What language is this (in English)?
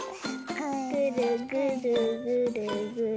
Japanese